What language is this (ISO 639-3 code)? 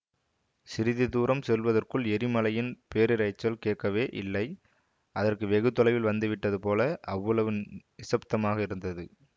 tam